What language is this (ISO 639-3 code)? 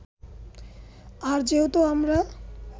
ben